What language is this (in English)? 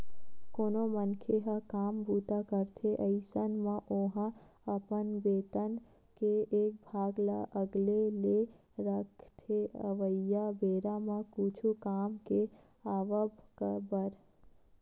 Chhattisgarhi